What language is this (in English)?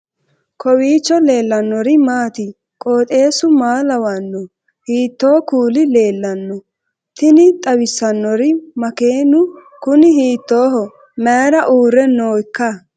Sidamo